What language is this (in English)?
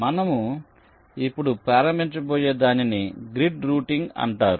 Telugu